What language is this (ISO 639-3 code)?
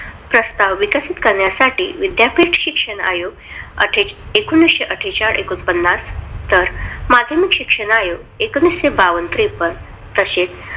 mar